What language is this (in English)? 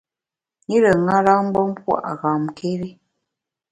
Bamun